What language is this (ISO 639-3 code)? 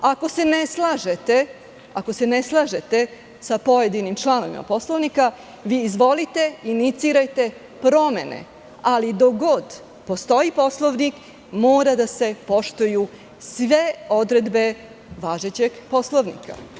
srp